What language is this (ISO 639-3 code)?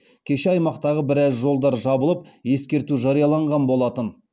kaz